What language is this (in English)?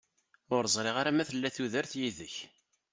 Kabyle